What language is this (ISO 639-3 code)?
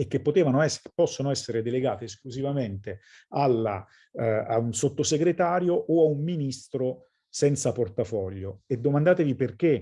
ita